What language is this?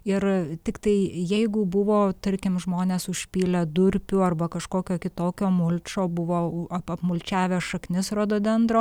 Lithuanian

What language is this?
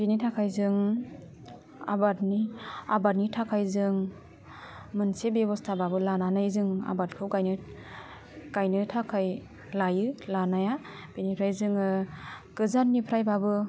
Bodo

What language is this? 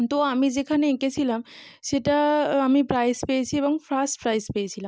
Bangla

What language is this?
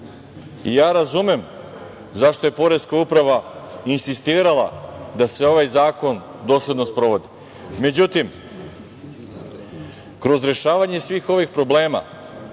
Serbian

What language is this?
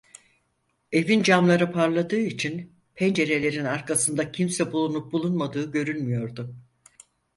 Turkish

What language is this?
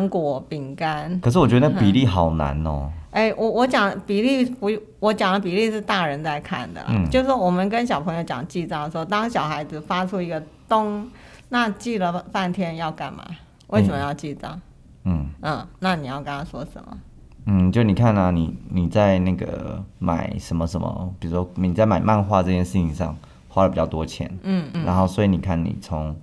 Chinese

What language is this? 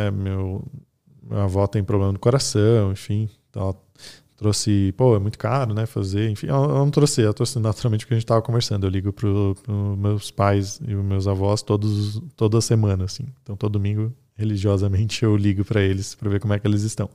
Portuguese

